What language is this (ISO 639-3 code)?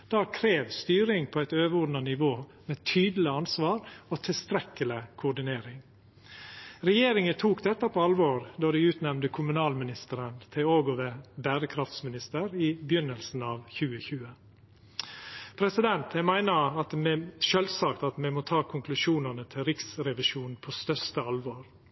nno